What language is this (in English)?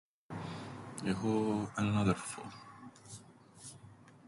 Greek